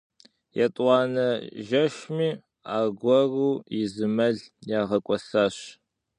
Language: Kabardian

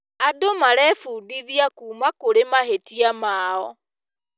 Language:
Kikuyu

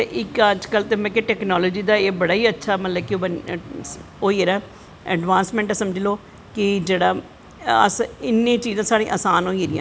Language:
Dogri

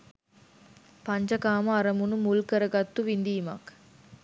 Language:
Sinhala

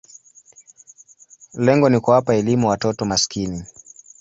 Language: Swahili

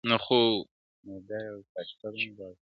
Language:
Pashto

